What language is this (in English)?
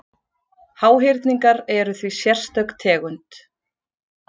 Icelandic